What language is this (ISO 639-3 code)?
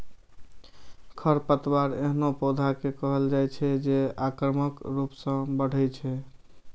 mai